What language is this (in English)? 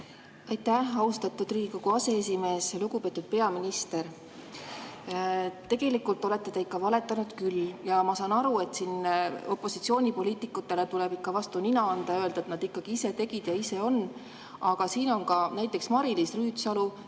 Estonian